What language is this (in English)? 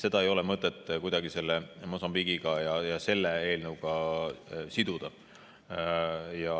Estonian